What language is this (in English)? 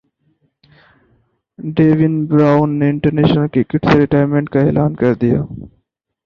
Urdu